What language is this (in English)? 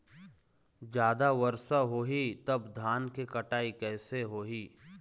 Chhattisgarhi